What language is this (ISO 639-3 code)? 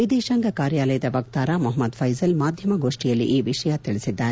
kan